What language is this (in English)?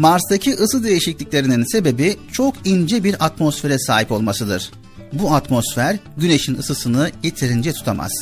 Turkish